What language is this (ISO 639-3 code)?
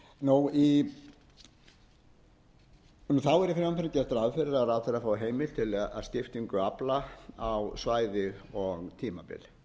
isl